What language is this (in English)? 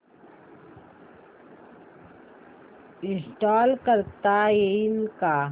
Marathi